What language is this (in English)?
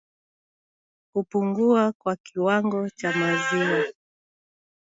Swahili